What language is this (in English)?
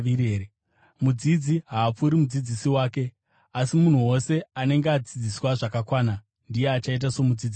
Shona